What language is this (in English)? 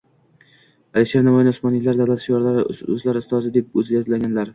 Uzbek